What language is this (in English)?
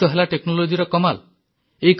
Odia